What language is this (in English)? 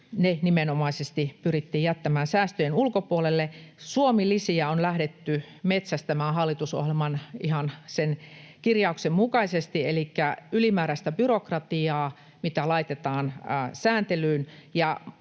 Finnish